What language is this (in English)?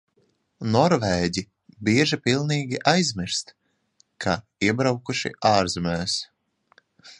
Latvian